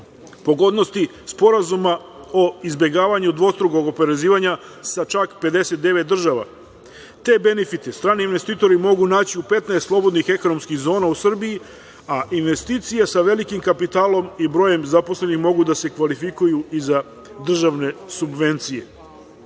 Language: Serbian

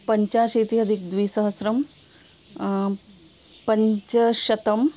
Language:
Sanskrit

